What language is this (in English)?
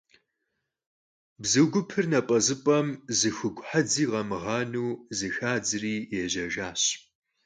Kabardian